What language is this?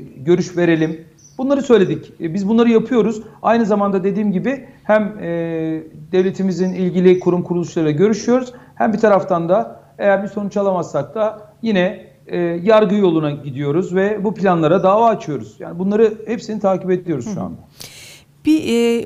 Turkish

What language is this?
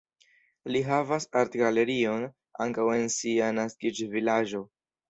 Esperanto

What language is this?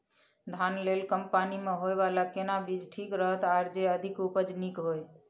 Maithili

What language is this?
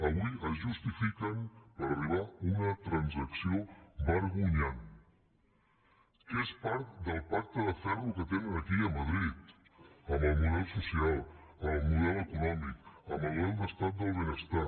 Catalan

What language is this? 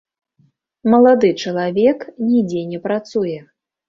Belarusian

